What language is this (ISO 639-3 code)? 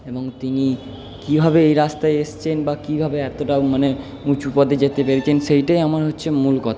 ben